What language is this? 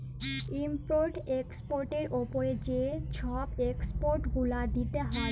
Bangla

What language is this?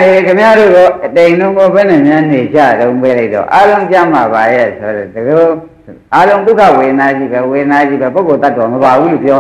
Vietnamese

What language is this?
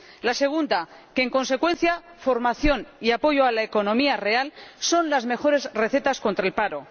Spanish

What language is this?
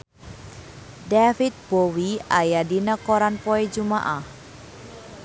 Sundanese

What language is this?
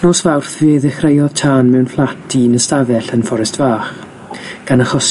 Welsh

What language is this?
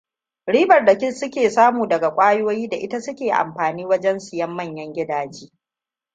Hausa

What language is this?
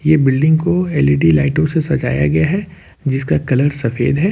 Hindi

